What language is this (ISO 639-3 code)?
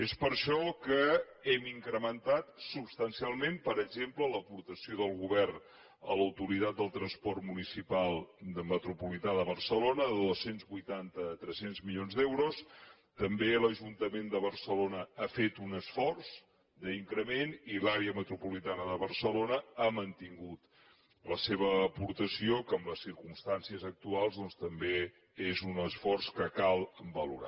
cat